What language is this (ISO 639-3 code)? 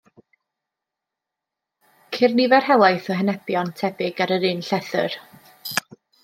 cym